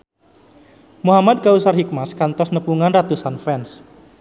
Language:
Sundanese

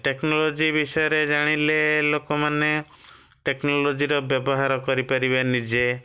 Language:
Odia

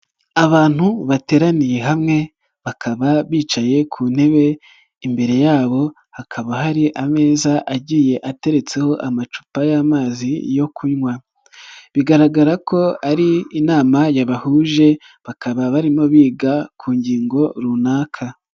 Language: Kinyarwanda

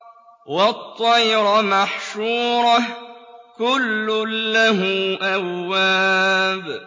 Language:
Arabic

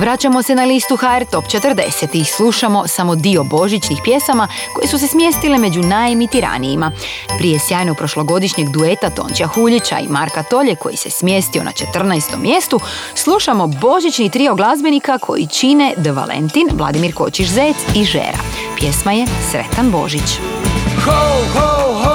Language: Croatian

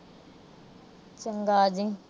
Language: Punjabi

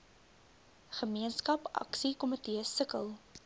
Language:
Afrikaans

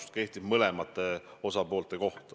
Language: Estonian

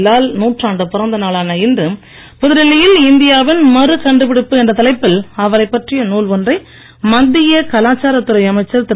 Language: Tamil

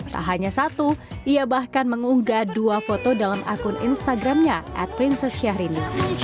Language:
Indonesian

